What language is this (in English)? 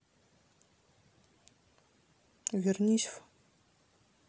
Russian